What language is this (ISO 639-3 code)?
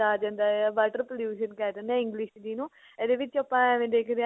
pan